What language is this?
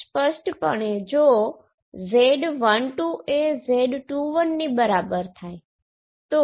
Gujarati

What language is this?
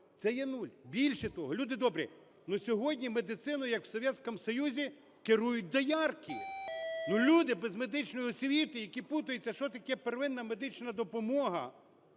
Ukrainian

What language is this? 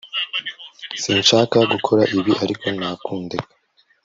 Kinyarwanda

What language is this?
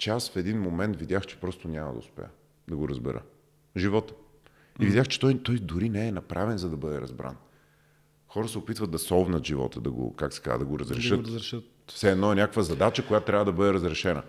Bulgarian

